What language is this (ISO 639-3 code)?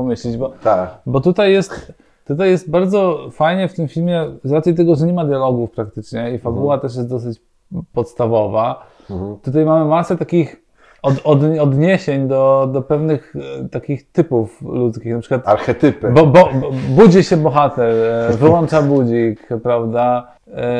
pol